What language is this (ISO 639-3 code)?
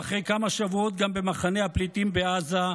heb